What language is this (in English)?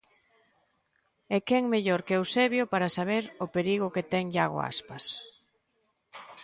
Galician